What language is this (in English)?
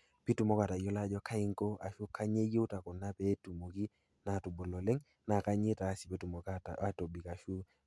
Masai